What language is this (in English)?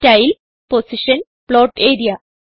Malayalam